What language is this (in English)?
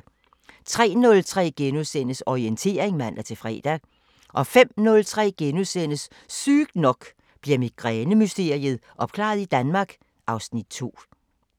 Danish